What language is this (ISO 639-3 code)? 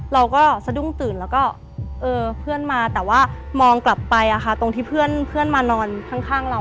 tha